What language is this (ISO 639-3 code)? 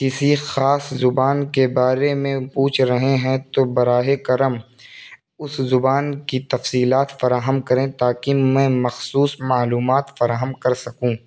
urd